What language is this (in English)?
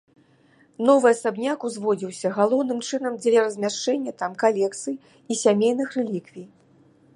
Belarusian